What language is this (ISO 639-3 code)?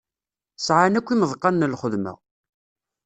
kab